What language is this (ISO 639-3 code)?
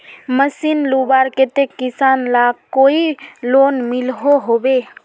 mag